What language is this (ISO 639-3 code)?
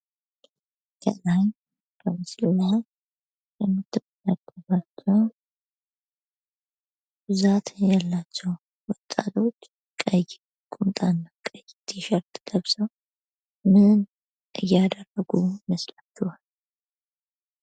amh